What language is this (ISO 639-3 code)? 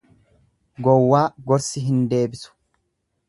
orm